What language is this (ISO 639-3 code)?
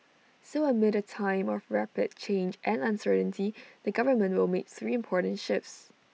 eng